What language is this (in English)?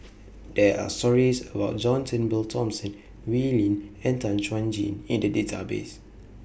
English